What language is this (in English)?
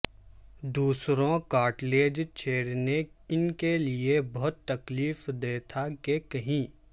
Urdu